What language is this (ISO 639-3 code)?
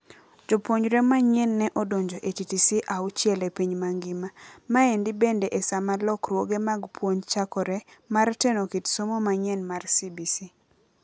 luo